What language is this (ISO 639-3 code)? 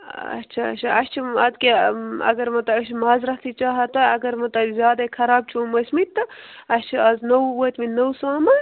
kas